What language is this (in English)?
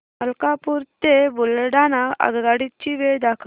Marathi